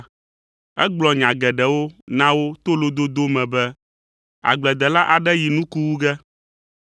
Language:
Ewe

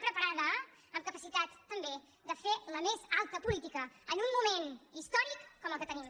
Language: Catalan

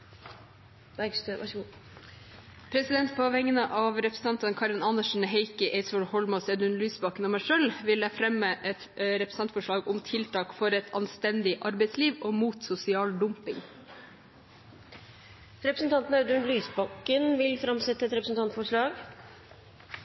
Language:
Norwegian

